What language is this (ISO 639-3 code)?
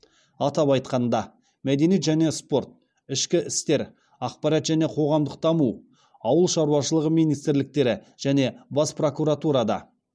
kaz